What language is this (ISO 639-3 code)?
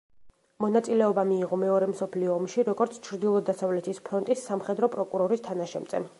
kat